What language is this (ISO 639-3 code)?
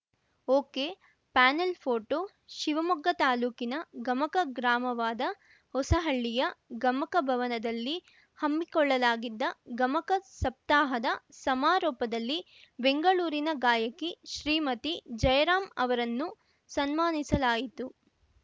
kan